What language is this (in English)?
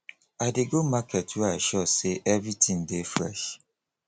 Nigerian Pidgin